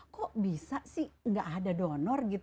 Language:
Indonesian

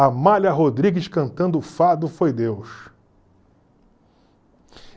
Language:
Portuguese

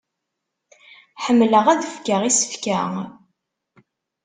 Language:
Kabyle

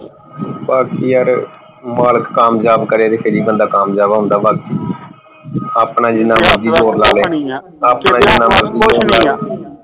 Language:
Punjabi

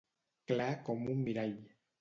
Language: Catalan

